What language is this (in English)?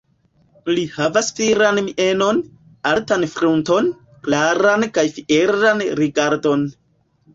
Esperanto